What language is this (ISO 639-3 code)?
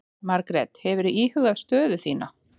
isl